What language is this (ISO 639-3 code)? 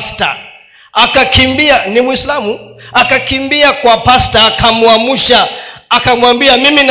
swa